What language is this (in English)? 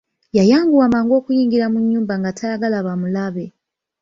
Ganda